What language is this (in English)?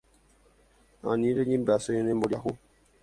Guarani